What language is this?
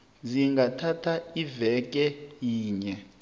South Ndebele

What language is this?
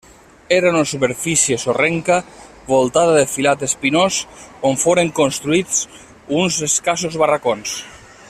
Catalan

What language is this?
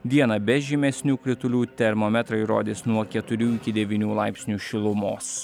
Lithuanian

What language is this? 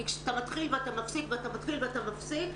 Hebrew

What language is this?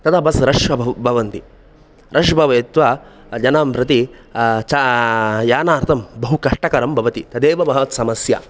Sanskrit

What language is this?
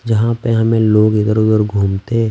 Hindi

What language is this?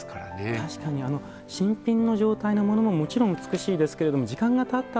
Japanese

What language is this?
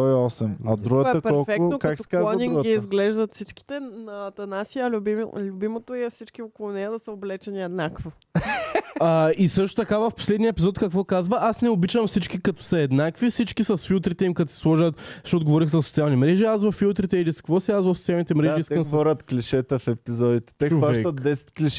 Bulgarian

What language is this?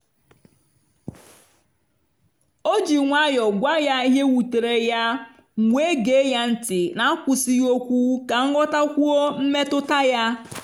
Igbo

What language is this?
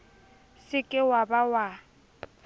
Southern Sotho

